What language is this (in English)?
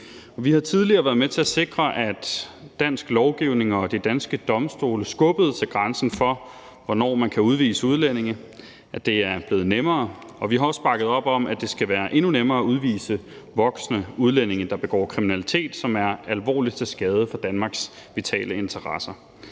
Danish